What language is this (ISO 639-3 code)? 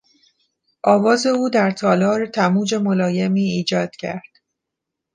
fas